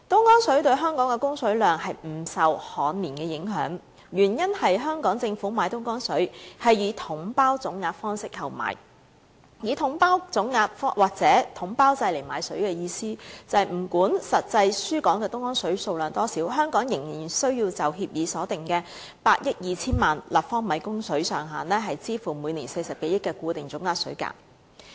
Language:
Cantonese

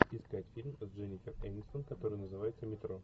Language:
Russian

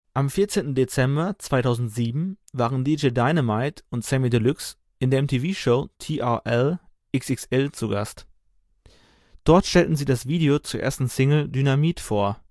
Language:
German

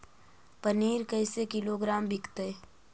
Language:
Magahi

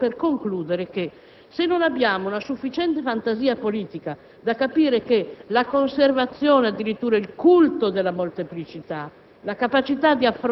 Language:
Italian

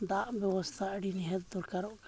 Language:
Santali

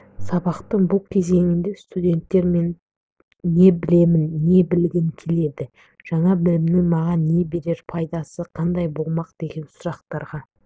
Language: Kazakh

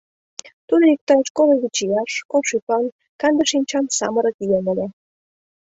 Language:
Mari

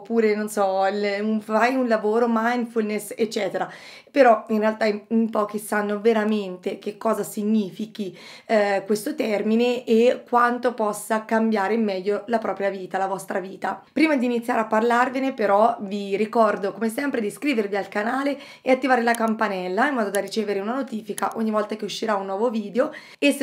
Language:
Italian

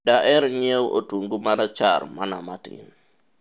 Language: Luo (Kenya and Tanzania)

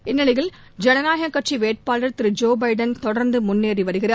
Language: Tamil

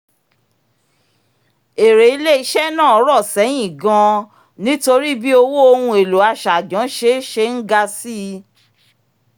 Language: Yoruba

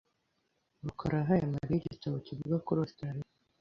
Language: Kinyarwanda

